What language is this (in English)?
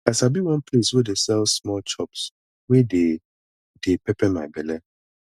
Nigerian Pidgin